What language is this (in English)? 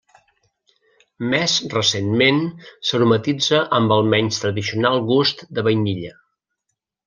Catalan